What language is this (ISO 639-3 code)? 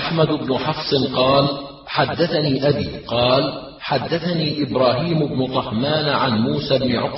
ara